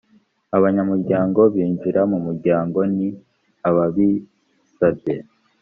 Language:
Kinyarwanda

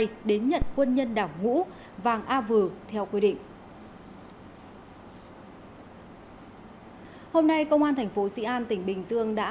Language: Vietnamese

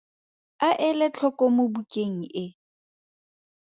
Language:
Tswana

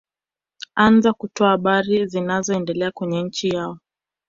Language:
Swahili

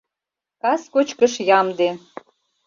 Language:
Mari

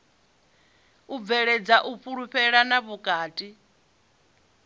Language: Venda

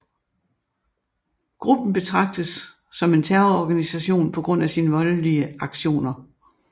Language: Danish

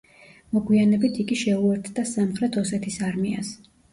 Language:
Georgian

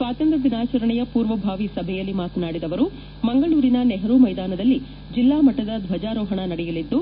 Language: Kannada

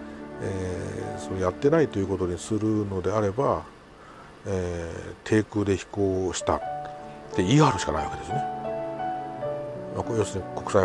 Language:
Japanese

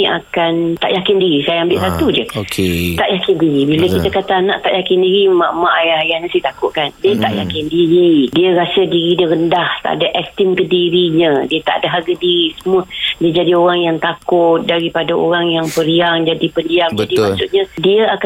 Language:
Malay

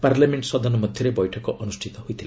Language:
Odia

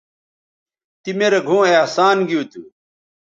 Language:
Bateri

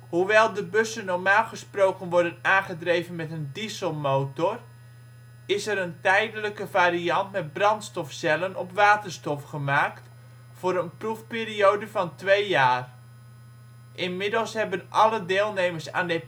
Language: Dutch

